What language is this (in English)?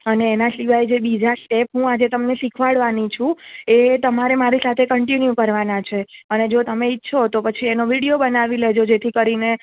Gujarati